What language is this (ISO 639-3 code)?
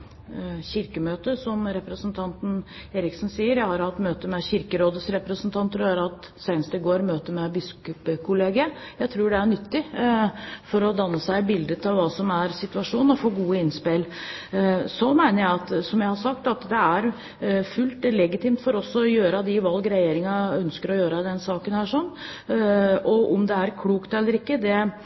nob